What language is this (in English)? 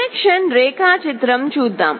Telugu